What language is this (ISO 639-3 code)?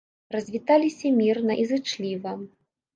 bel